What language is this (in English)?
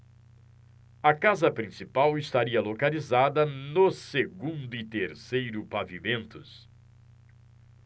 Portuguese